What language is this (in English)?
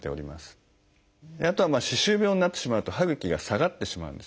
Japanese